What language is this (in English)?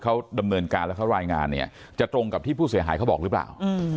Thai